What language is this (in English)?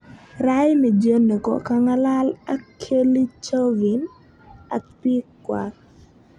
Kalenjin